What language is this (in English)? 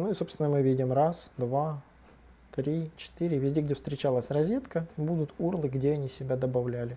Russian